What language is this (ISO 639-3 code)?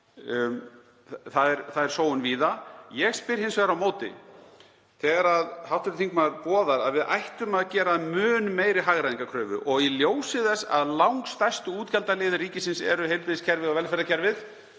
isl